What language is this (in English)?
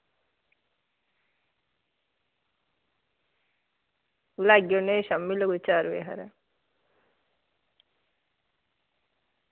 Dogri